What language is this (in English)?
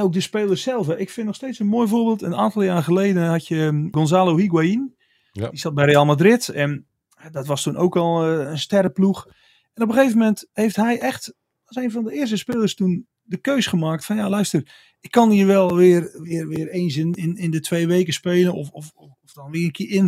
Dutch